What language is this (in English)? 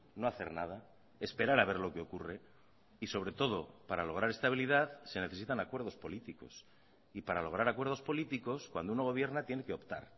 Spanish